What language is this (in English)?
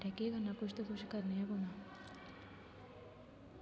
Dogri